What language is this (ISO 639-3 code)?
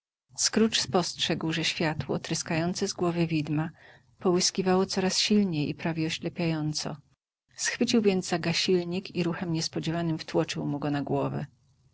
pol